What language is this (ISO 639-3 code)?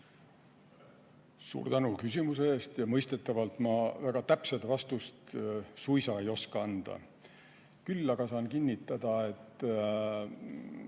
est